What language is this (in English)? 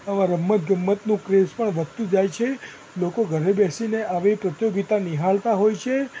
Gujarati